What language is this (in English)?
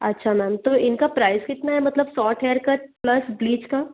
Hindi